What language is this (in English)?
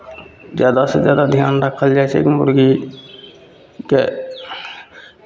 Maithili